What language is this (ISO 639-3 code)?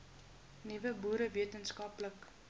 afr